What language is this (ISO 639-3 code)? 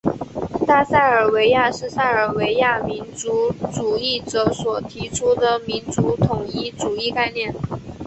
zho